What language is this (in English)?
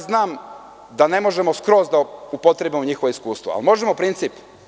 Serbian